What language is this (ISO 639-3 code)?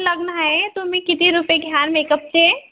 mar